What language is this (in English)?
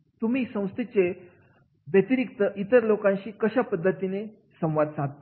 Marathi